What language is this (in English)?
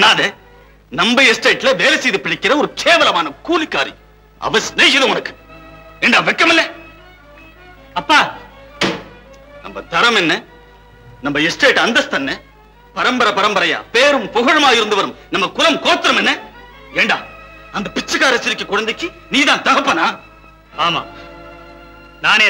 Tamil